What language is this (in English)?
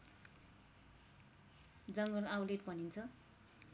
Nepali